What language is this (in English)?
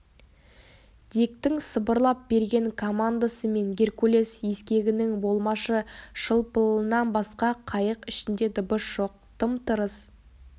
Kazakh